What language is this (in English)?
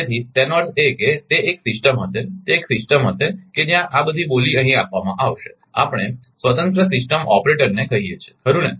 Gujarati